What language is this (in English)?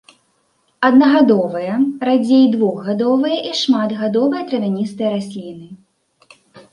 Belarusian